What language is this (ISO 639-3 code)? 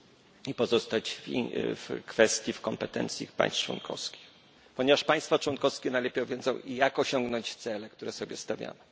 pol